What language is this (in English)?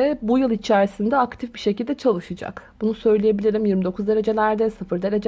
Turkish